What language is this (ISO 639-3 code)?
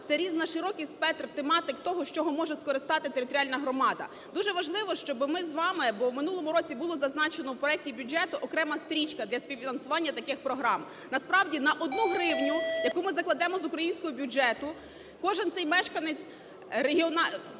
ukr